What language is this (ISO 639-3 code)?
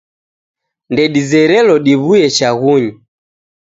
dav